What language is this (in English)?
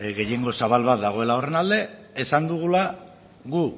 Basque